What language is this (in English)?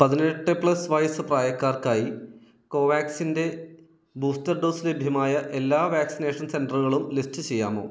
Malayalam